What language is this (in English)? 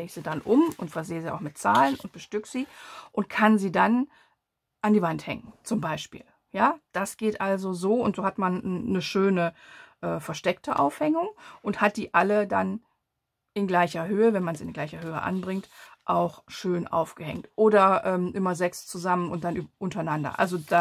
German